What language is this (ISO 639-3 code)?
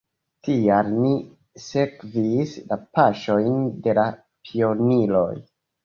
epo